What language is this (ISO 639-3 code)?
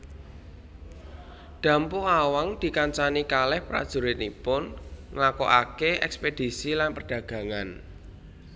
jav